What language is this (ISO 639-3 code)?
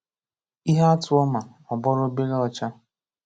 ibo